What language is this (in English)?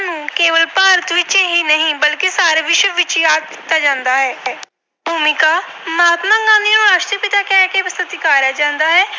Punjabi